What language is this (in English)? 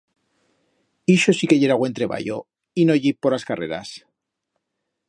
Aragonese